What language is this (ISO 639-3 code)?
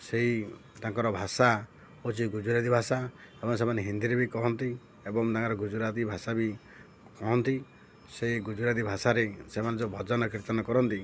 ori